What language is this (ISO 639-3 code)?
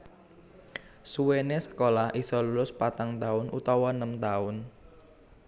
jav